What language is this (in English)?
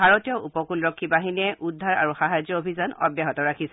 Assamese